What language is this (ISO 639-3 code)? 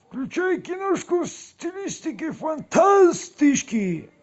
rus